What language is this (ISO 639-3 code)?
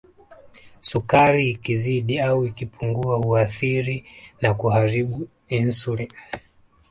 swa